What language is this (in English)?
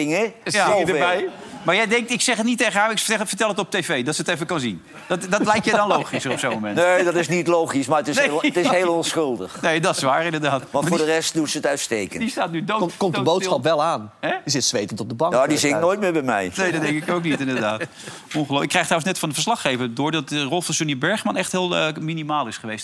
Dutch